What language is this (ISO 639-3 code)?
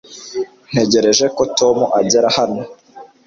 kin